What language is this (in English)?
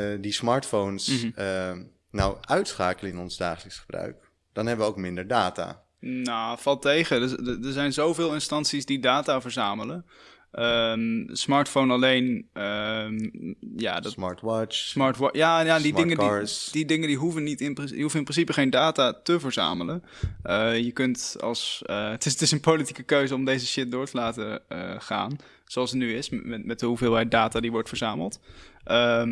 Dutch